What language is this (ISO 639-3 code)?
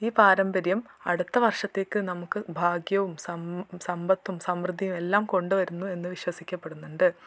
mal